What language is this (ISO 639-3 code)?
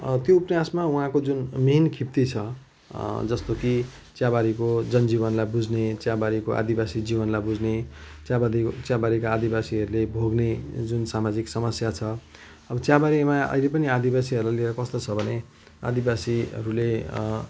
nep